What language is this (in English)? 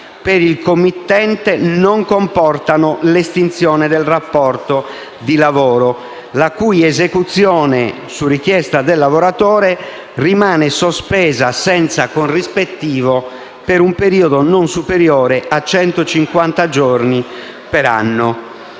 Italian